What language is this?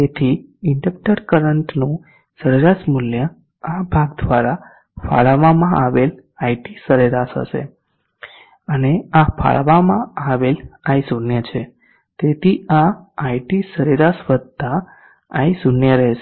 Gujarati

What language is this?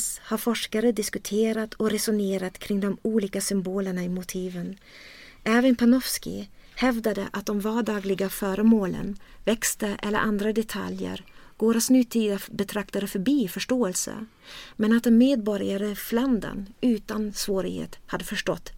Swedish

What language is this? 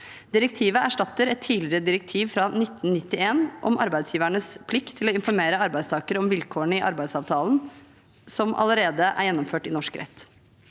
Norwegian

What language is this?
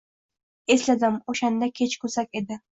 Uzbek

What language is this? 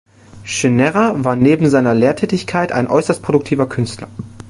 German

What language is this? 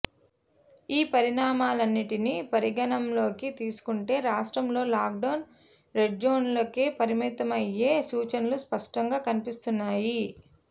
Telugu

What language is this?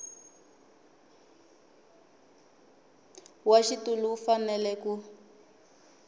Tsonga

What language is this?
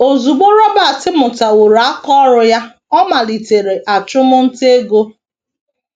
Igbo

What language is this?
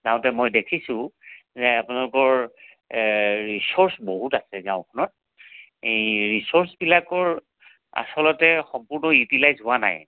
Assamese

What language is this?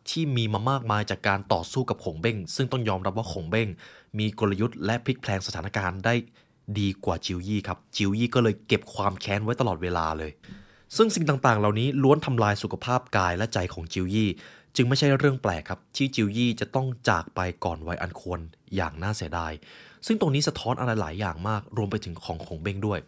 Thai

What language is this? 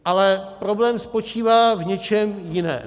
Czech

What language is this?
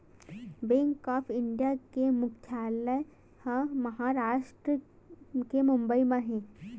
Chhattisgarhi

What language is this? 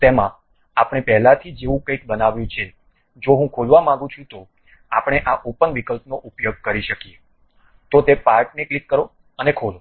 Gujarati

